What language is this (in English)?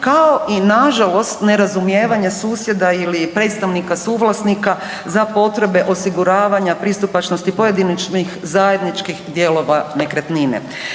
Croatian